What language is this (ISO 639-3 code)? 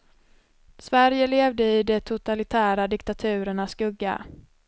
swe